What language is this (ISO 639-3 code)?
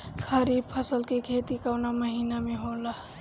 bho